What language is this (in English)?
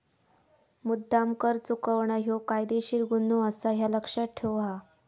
Marathi